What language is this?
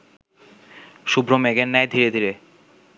Bangla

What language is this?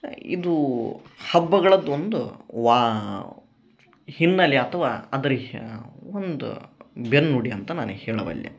Kannada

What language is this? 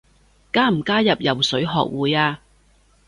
Cantonese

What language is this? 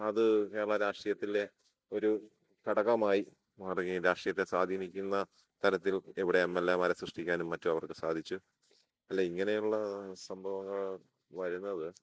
Malayalam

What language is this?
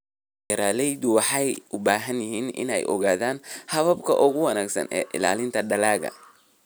Somali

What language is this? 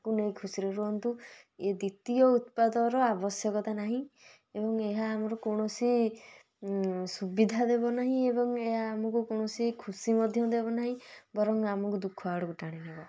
Odia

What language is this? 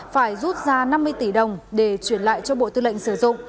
Vietnamese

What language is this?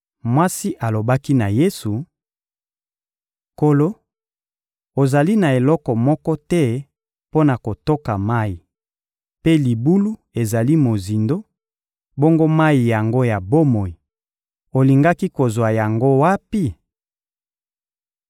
Lingala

